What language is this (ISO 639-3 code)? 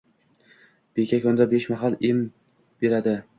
uzb